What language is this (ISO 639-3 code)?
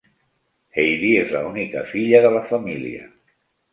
cat